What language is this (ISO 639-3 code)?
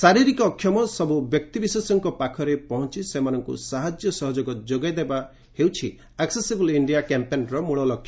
ori